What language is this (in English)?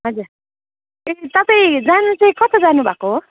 Nepali